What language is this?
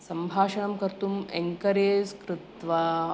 Sanskrit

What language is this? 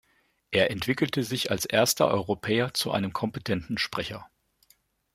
German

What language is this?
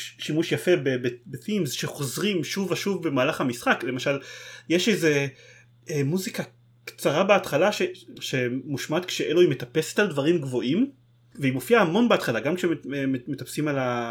Hebrew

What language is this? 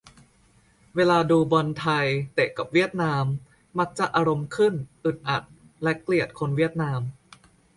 Thai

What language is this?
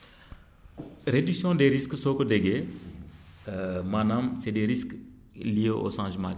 Wolof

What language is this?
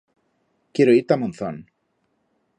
Aragonese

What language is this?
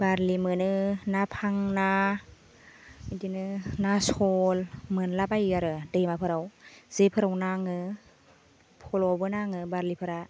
Bodo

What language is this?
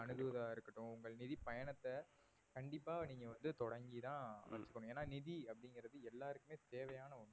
Tamil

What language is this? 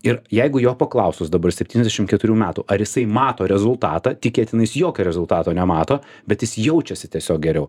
Lithuanian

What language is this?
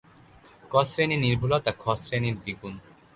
Bangla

